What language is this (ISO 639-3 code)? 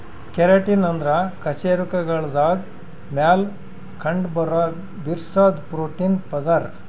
kan